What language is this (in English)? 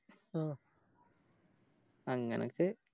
Malayalam